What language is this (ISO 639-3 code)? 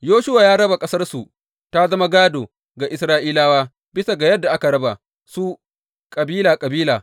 hau